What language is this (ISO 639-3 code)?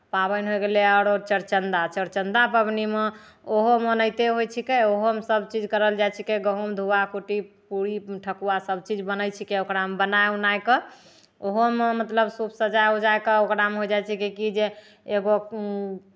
mai